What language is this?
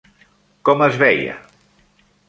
Catalan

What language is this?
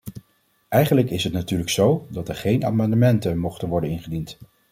Dutch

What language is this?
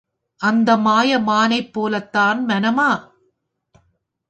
Tamil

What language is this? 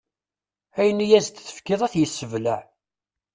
Kabyle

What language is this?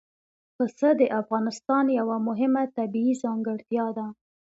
Pashto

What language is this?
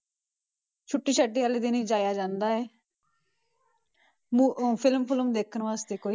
Punjabi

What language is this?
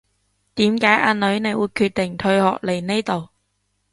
Cantonese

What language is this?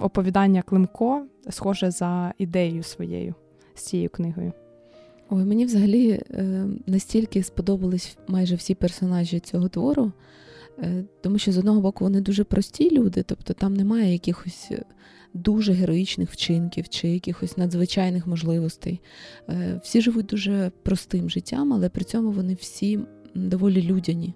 Ukrainian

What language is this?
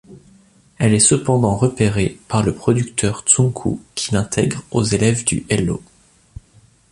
French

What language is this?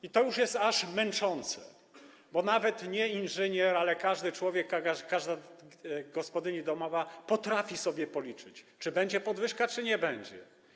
Polish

